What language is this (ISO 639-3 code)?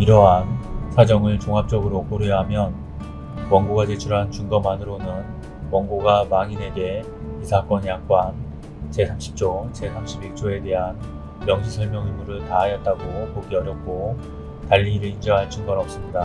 kor